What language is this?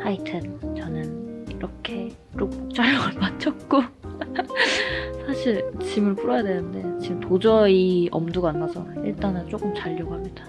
Korean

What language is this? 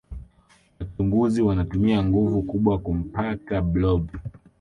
Swahili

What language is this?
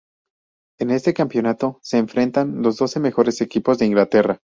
Spanish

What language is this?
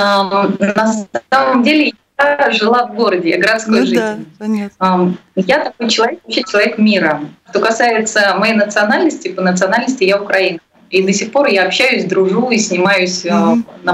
Russian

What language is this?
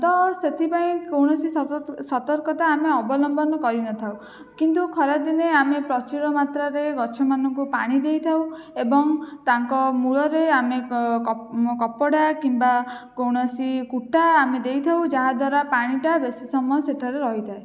Odia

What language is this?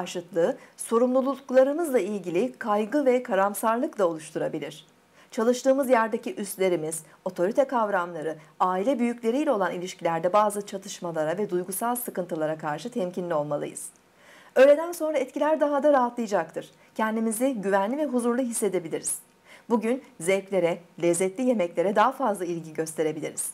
Turkish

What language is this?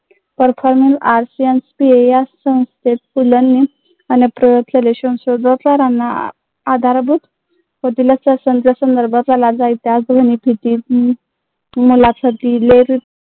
Marathi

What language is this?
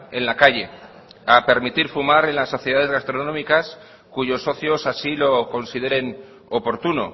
Spanish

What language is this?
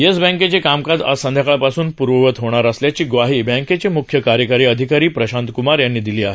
Marathi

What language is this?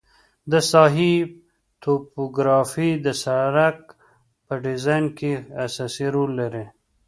Pashto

